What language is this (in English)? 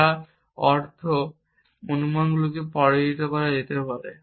Bangla